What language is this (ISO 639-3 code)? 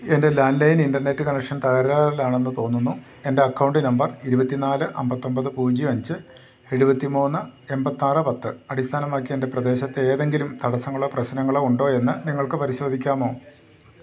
mal